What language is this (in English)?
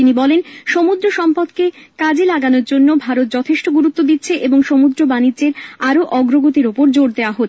Bangla